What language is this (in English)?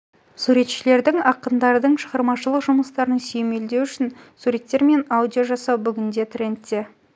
Kazakh